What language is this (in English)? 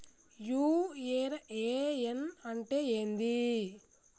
Telugu